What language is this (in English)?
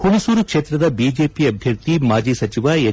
Kannada